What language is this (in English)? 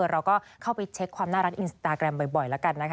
Thai